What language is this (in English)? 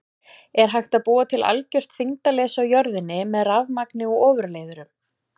Icelandic